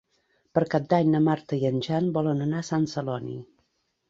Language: Catalan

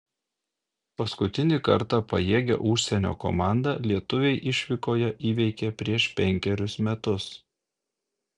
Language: Lithuanian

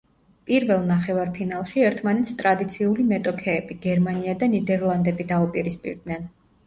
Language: Georgian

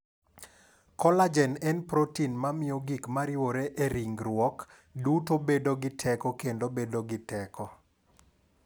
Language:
Luo (Kenya and Tanzania)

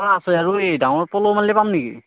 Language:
Assamese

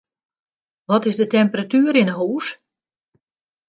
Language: Western Frisian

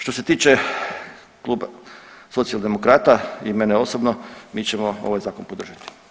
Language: Croatian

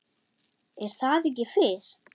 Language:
Icelandic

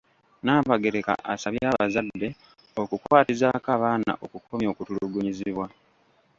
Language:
Ganda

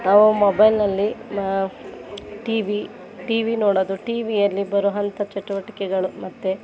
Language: Kannada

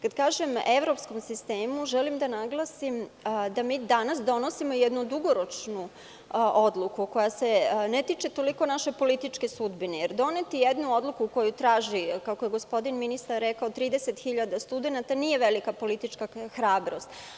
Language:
Serbian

